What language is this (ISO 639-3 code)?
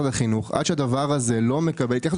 heb